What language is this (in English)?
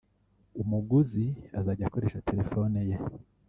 Kinyarwanda